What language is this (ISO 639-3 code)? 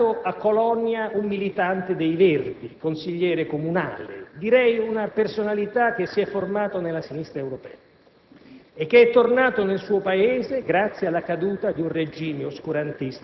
ita